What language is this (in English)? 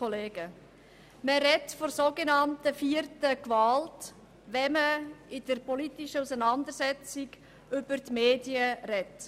Swiss German